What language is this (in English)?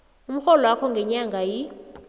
South Ndebele